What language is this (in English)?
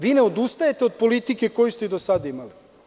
Serbian